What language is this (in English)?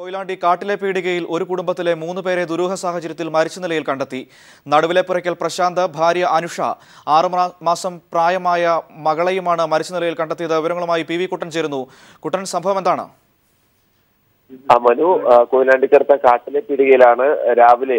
Portuguese